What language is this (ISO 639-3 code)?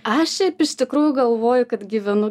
lit